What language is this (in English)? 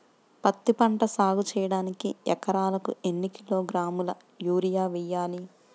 Telugu